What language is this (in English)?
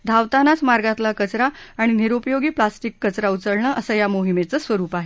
Marathi